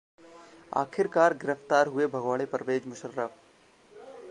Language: Hindi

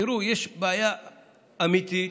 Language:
Hebrew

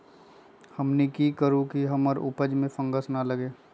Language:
Magahi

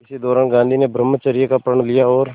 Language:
Hindi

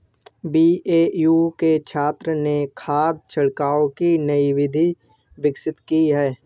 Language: Hindi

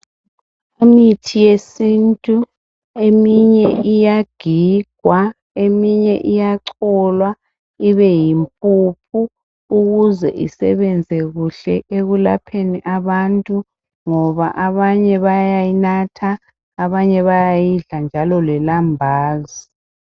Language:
North Ndebele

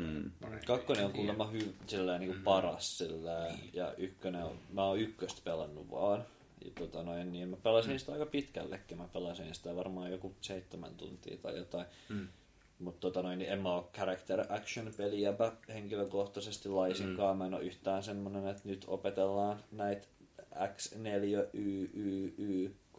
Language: Finnish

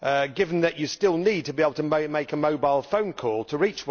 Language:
English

